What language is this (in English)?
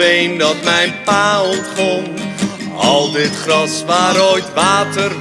Dutch